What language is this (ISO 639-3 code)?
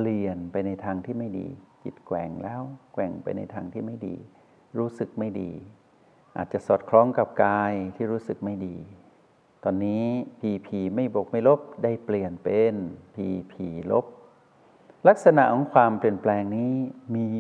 tha